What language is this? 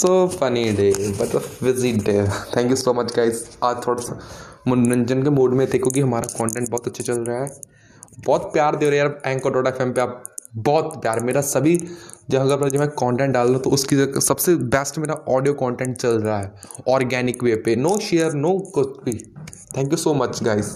Hindi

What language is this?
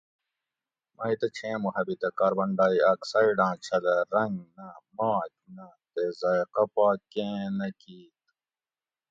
Gawri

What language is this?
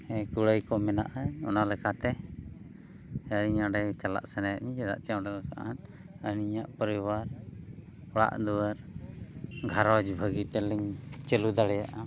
Santali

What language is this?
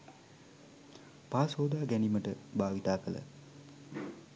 Sinhala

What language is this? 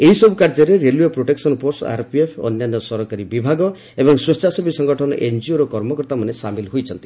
Odia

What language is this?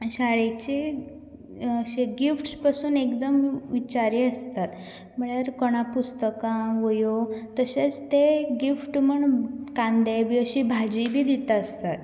Konkani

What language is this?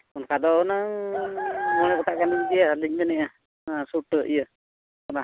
Santali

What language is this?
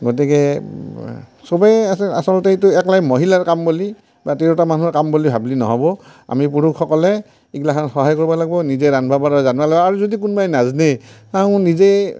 Assamese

